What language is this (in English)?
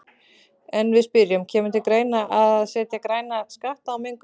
Icelandic